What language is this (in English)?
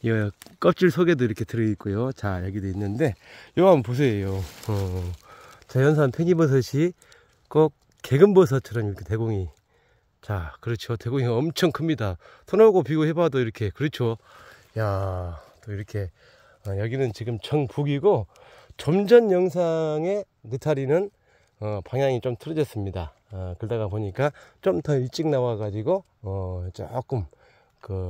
Korean